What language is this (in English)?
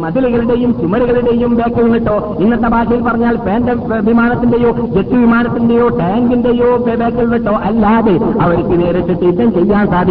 Malayalam